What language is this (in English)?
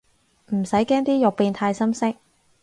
Cantonese